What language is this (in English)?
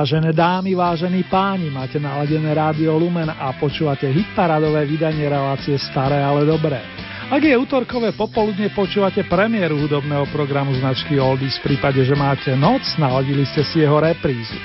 Slovak